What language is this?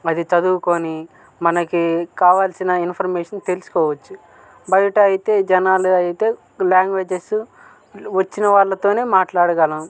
Telugu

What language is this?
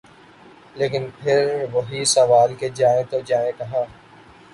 Urdu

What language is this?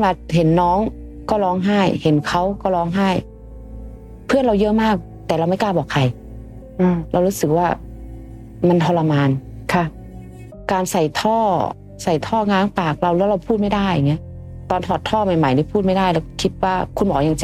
Thai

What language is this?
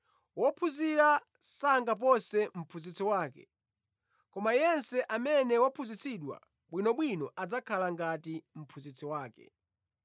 Nyanja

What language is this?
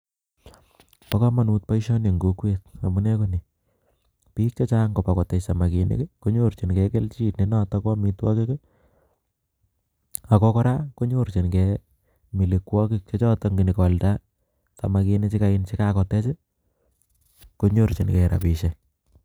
Kalenjin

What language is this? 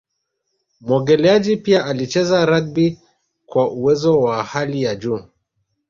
Swahili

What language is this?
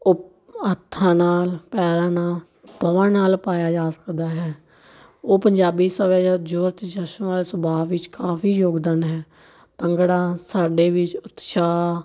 Punjabi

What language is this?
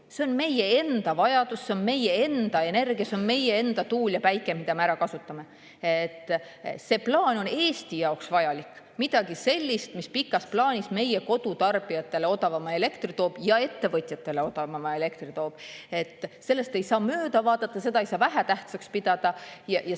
Estonian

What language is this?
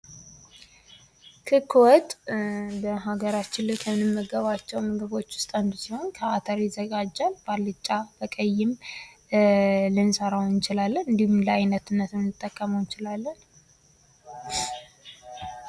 Amharic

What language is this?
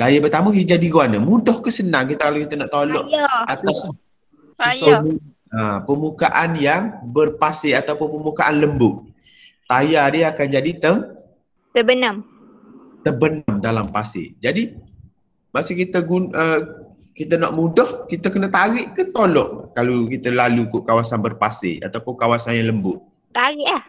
Malay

